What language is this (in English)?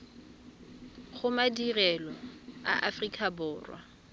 Tswana